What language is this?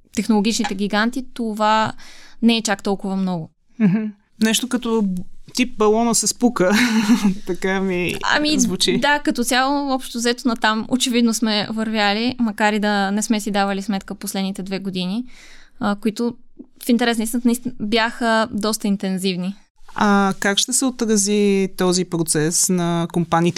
Bulgarian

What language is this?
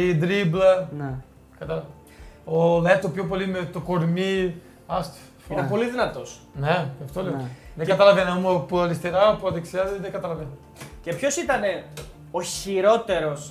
Greek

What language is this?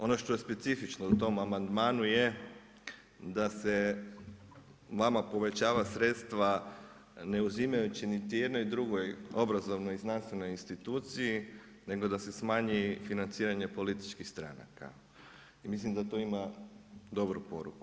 Croatian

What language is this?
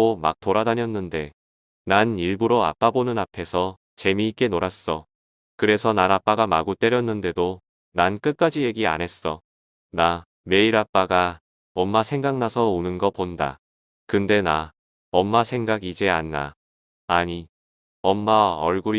Korean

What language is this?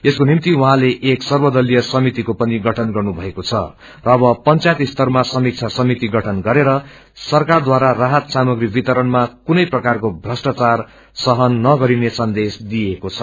Nepali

